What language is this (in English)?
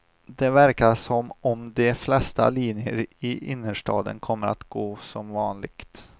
Swedish